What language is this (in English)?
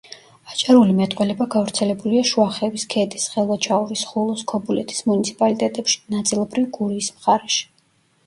Georgian